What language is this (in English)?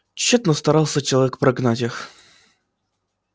Russian